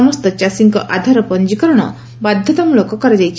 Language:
Odia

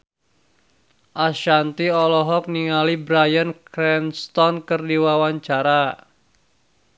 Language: Sundanese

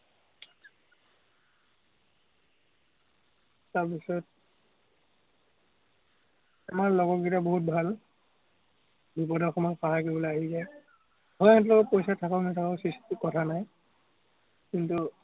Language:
Assamese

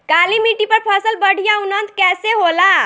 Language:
Bhojpuri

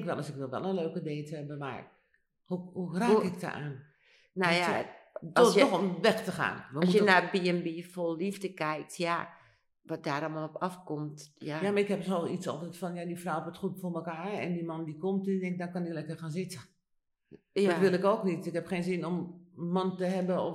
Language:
Dutch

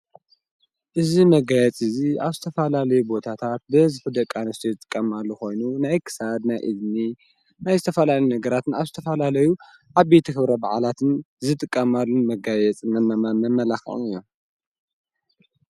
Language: Tigrinya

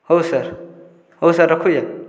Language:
Odia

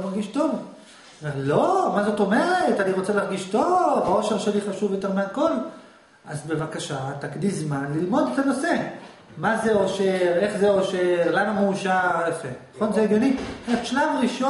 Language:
Hebrew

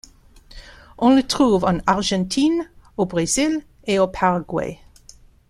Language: French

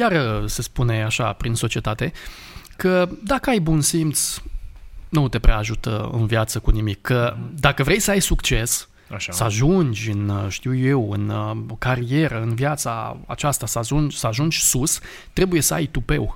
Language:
Romanian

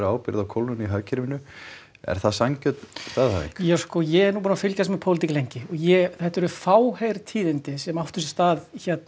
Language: Icelandic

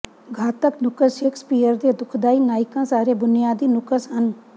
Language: Punjabi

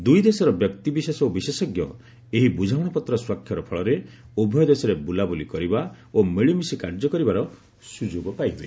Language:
Odia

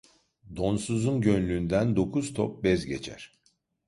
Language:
Turkish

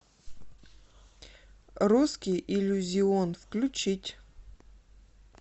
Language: Russian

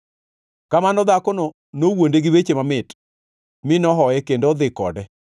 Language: Luo (Kenya and Tanzania)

